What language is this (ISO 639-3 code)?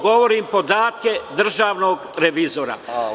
srp